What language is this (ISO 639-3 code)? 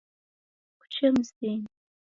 dav